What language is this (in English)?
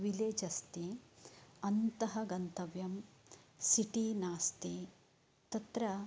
Sanskrit